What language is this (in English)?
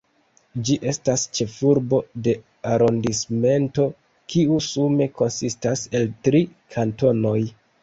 Esperanto